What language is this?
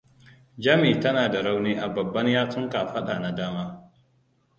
Hausa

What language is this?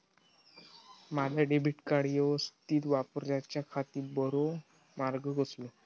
Marathi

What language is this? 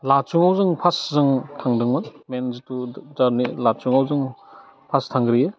Bodo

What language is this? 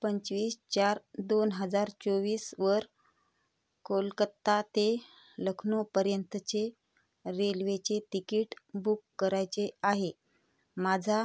Marathi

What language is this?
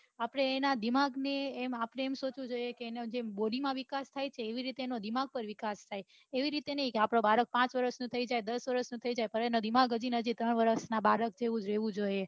Gujarati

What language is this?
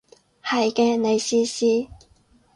Cantonese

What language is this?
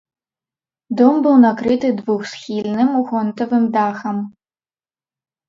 Belarusian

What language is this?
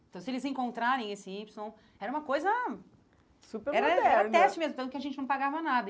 Portuguese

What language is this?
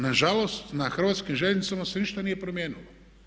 Croatian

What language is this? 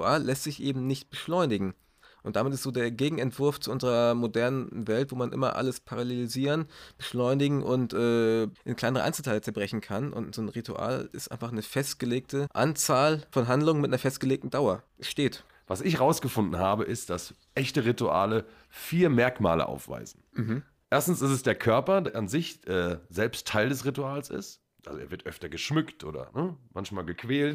German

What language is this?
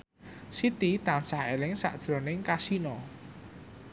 Javanese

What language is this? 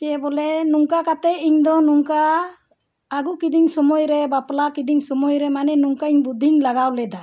Santali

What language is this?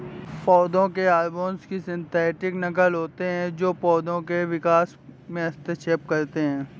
Hindi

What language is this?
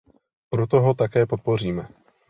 Czech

